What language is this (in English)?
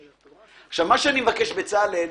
Hebrew